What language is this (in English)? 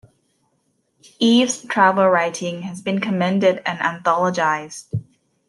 English